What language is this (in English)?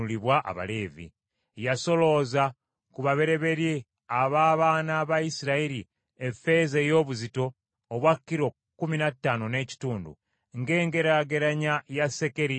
Ganda